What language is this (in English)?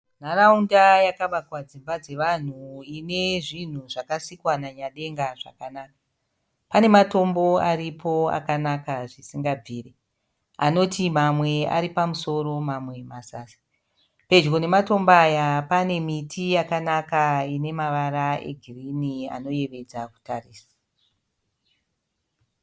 Shona